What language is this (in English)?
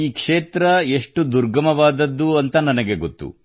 Kannada